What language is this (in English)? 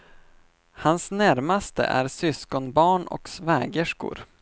Swedish